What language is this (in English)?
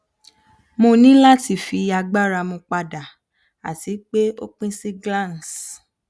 Yoruba